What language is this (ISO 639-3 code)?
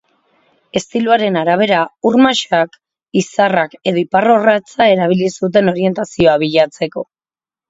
eus